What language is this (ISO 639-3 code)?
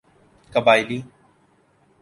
urd